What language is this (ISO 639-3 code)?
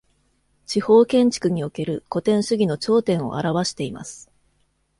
jpn